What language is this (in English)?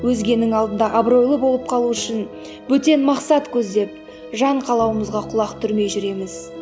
Kazakh